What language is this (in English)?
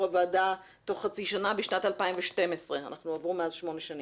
Hebrew